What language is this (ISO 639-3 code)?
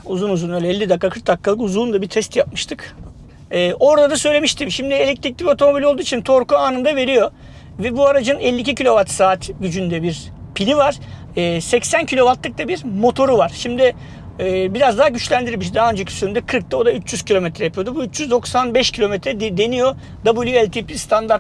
tur